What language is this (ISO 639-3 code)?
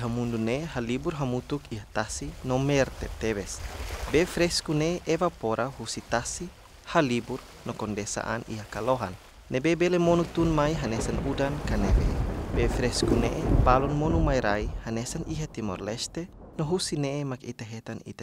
ind